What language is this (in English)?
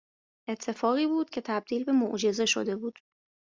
Persian